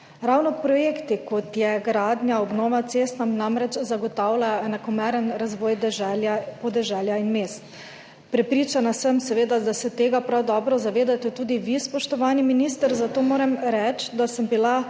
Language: Slovenian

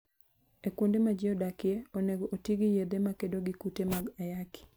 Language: Luo (Kenya and Tanzania)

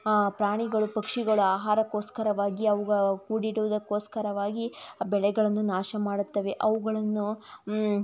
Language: Kannada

